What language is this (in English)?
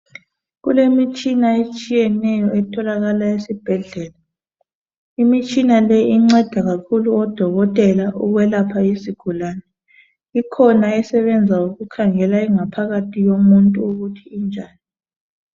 North Ndebele